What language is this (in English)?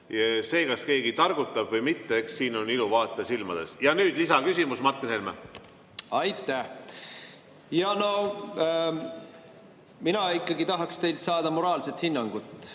Estonian